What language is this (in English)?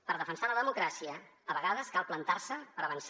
Catalan